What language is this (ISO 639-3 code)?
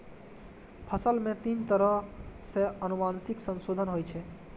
mai